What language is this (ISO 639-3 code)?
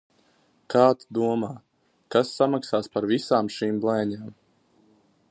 lav